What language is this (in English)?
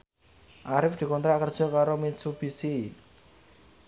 Javanese